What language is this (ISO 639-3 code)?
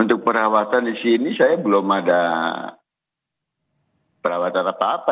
ind